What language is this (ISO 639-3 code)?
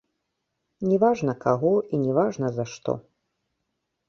bel